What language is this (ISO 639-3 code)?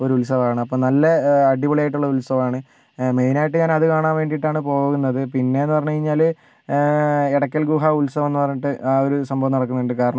mal